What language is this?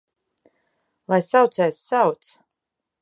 Latvian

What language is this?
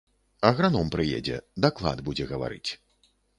Belarusian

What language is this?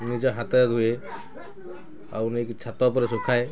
Odia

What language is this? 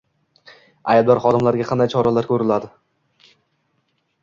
Uzbek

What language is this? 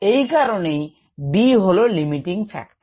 Bangla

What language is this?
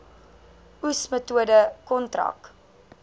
Afrikaans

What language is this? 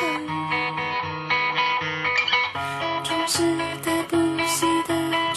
Chinese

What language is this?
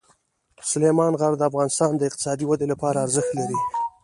Pashto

